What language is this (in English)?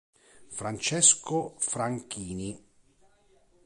Italian